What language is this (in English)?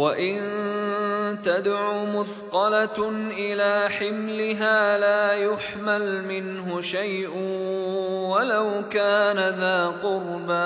Arabic